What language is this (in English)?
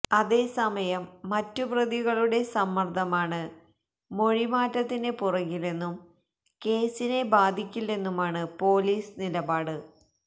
Malayalam